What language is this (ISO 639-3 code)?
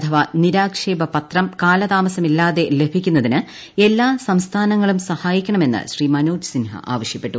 mal